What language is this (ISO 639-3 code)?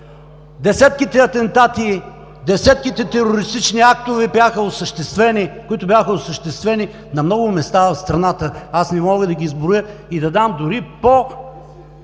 bul